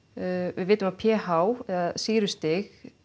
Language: Icelandic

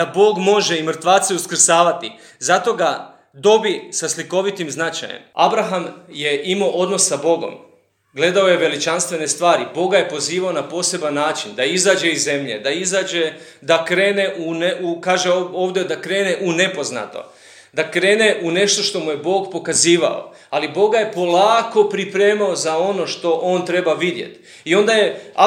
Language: Croatian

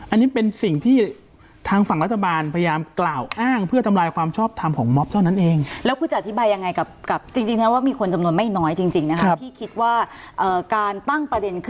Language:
Thai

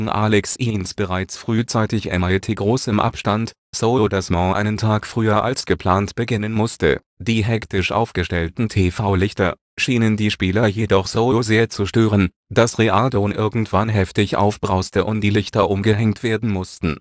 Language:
German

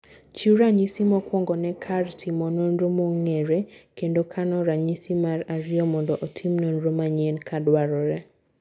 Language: Luo (Kenya and Tanzania)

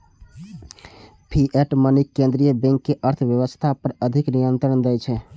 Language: Maithili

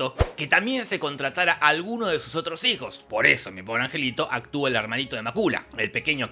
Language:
Spanish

